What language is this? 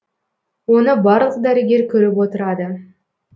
Kazakh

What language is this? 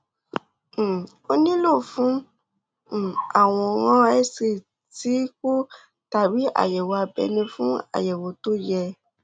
Yoruba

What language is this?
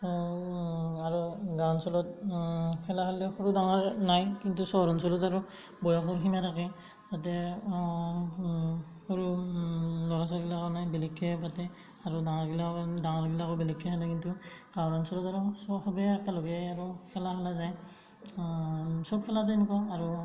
Assamese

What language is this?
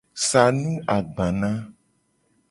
Gen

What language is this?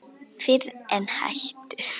Icelandic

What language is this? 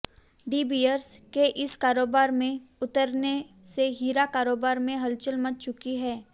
Hindi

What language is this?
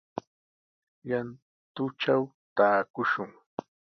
Sihuas Ancash Quechua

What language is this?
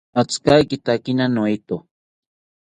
South Ucayali Ashéninka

